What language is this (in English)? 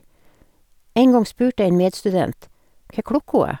Norwegian